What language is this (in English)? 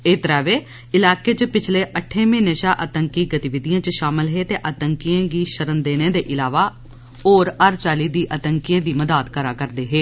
Dogri